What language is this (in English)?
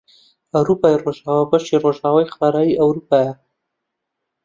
Central Kurdish